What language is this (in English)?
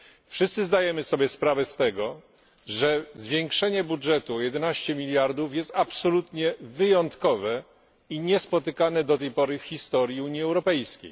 Polish